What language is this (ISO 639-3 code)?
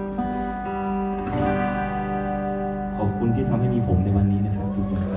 tha